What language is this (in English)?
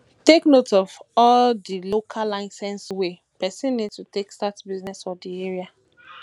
Nigerian Pidgin